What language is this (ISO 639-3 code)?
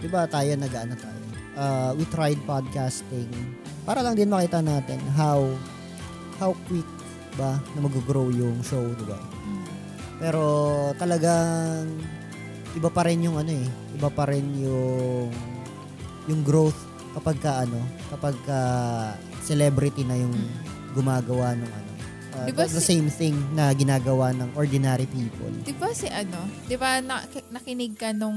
fil